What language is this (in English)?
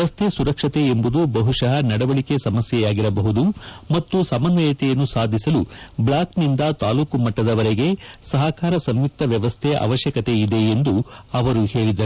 Kannada